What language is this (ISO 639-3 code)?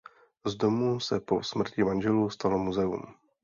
ces